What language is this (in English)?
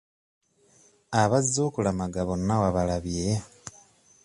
Ganda